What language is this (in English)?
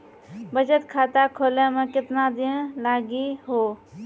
Maithili